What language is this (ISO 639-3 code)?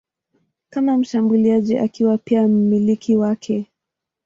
swa